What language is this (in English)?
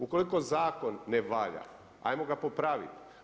Croatian